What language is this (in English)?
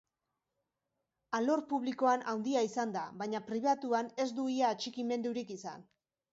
Basque